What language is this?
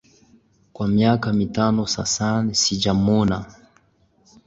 Swahili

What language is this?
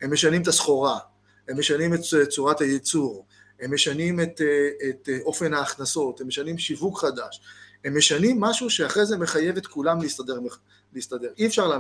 Hebrew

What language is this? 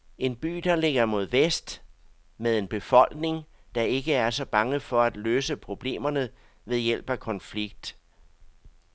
Danish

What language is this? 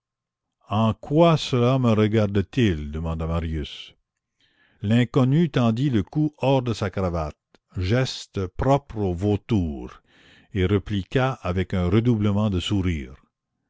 French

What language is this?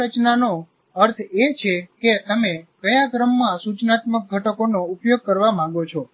Gujarati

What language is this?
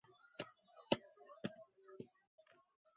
Chinese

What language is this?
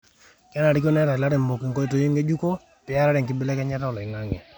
Masai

